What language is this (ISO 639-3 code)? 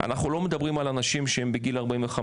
heb